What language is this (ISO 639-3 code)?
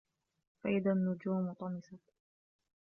ara